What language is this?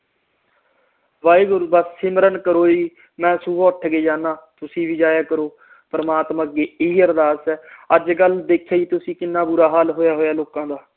Punjabi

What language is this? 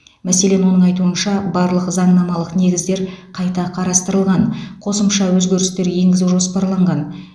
Kazakh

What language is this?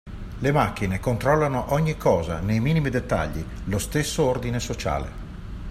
Italian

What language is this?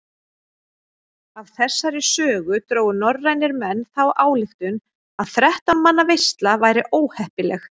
Icelandic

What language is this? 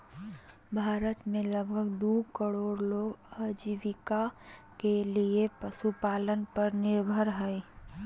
Magahi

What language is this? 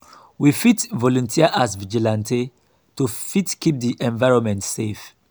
Nigerian Pidgin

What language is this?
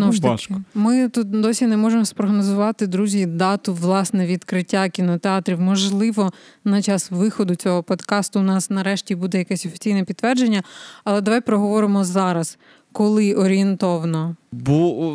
Ukrainian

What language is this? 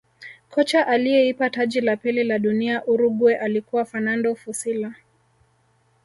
Swahili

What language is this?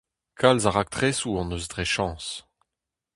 Breton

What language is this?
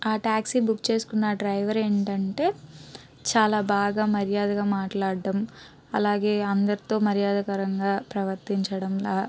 Telugu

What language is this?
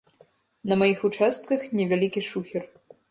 Belarusian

